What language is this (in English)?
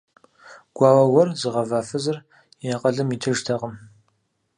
Kabardian